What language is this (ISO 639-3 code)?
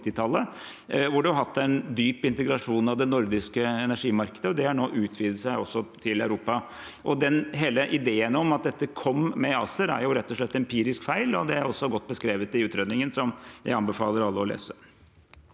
nor